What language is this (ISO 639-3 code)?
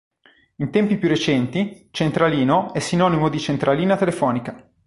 ita